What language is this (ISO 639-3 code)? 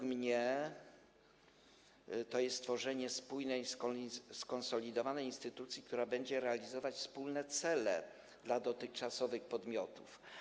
pol